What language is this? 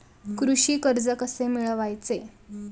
Marathi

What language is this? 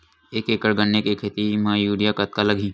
Chhattisgarhi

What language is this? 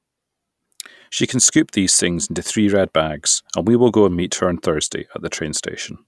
English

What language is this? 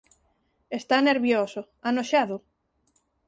Galician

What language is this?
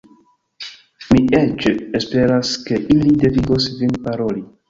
Esperanto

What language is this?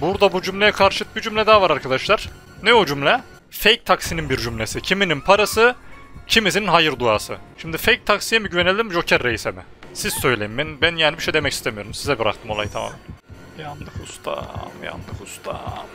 Turkish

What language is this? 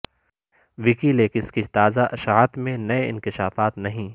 Urdu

